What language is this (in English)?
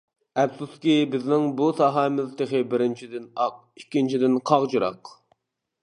Uyghur